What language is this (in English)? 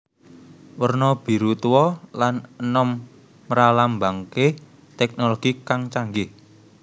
Javanese